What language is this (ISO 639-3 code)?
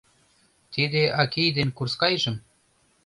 chm